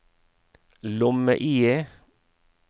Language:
Norwegian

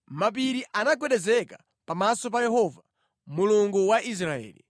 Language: Nyanja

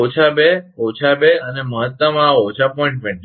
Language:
Gujarati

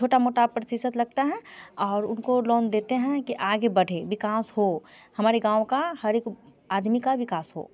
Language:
Hindi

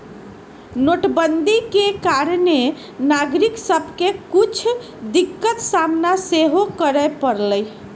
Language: Magahi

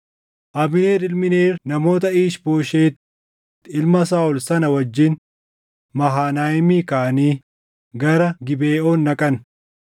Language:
Oromo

